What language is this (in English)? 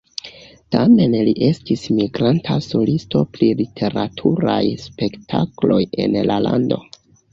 Esperanto